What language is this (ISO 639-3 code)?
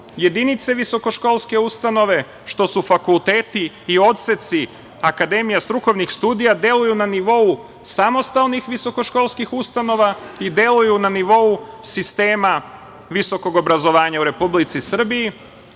srp